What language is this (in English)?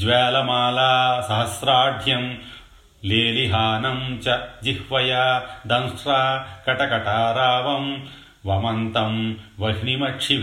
Telugu